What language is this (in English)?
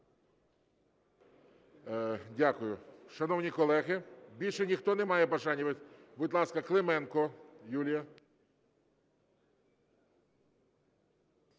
Ukrainian